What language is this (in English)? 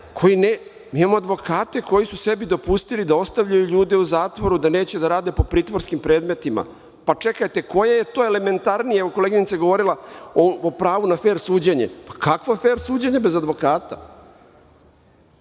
Serbian